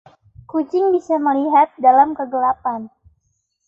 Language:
Indonesian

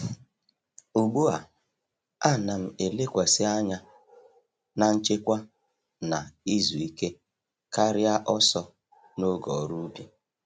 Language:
Igbo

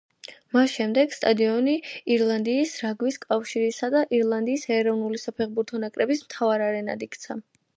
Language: Georgian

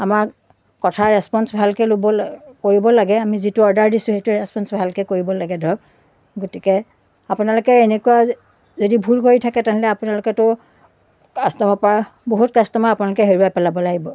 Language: Assamese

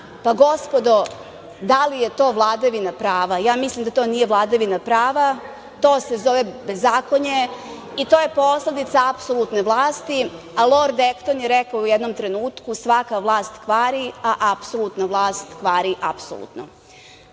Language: Serbian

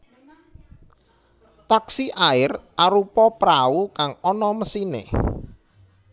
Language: Javanese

